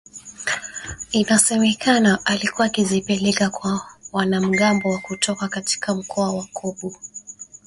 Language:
Swahili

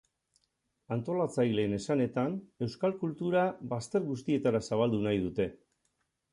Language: Basque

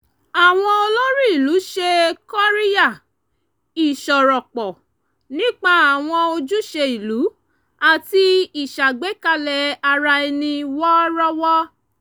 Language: Yoruba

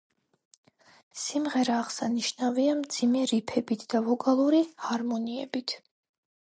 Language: Georgian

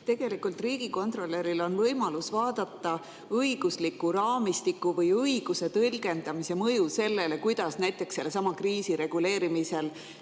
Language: Estonian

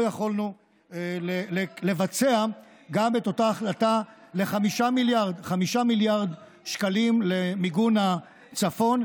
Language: Hebrew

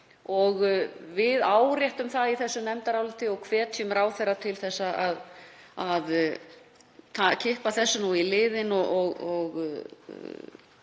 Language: Icelandic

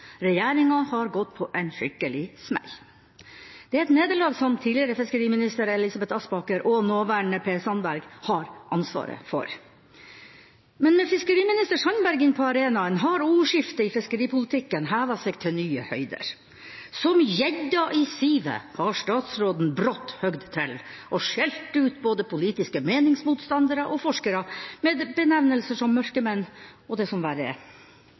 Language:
Norwegian Bokmål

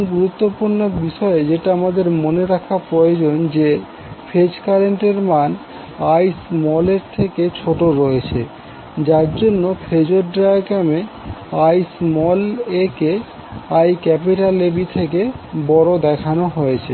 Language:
Bangla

